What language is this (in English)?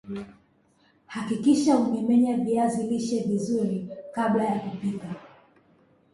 Swahili